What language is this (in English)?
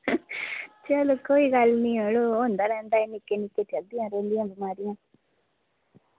Dogri